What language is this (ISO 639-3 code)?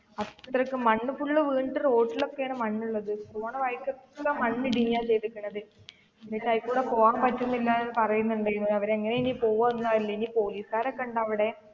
mal